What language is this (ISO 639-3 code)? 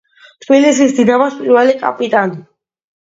kat